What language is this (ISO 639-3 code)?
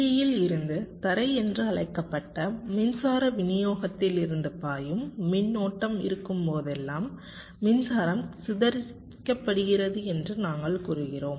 tam